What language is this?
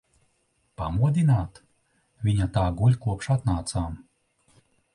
Latvian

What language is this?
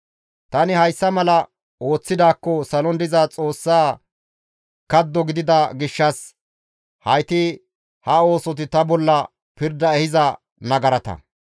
Gamo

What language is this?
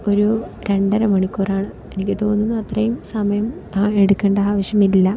Malayalam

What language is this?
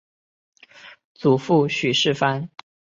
Chinese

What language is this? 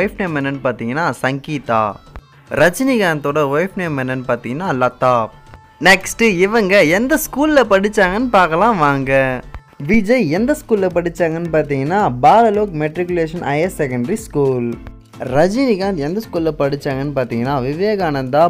Hindi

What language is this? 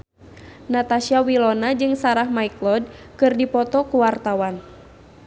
Sundanese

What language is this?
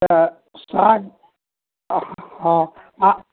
Maithili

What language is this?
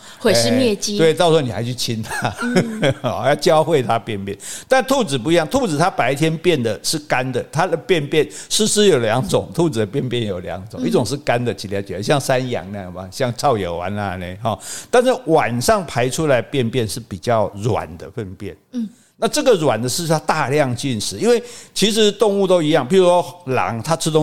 Chinese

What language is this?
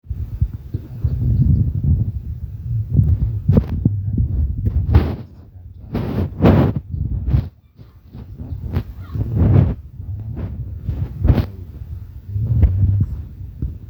Masai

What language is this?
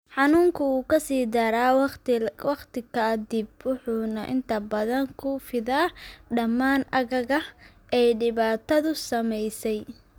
Somali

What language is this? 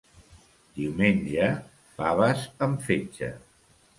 Catalan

